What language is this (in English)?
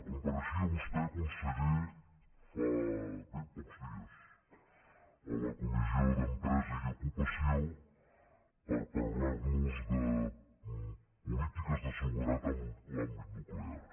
Catalan